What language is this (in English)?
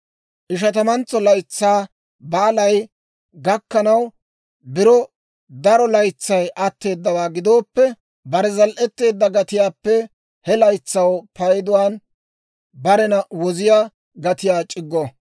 Dawro